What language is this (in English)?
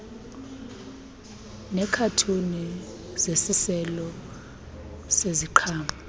Xhosa